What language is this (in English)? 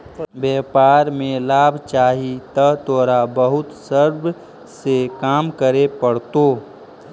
Magahi